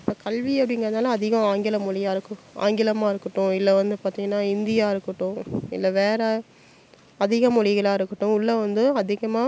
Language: Tamil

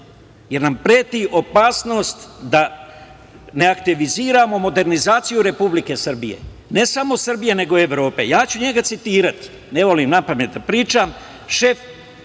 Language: Serbian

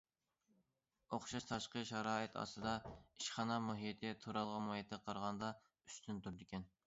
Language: Uyghur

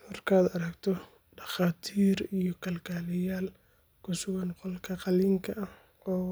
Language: Somali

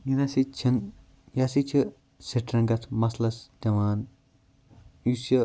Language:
Kashmiri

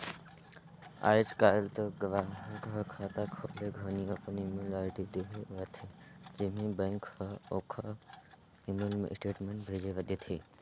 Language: Chhattisgarhi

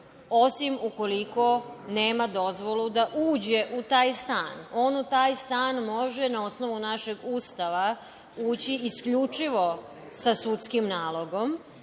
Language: Serbian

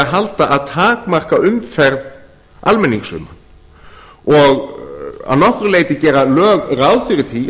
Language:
Icelandic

